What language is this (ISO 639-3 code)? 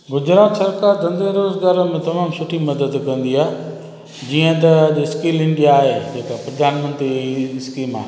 snd